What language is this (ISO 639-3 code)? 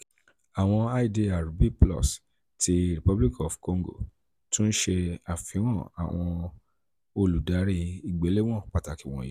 yor